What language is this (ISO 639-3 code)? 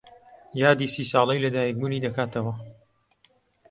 ckb